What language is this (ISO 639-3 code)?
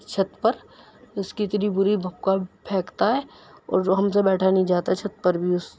urd